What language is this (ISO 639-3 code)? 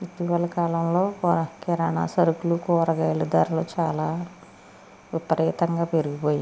tel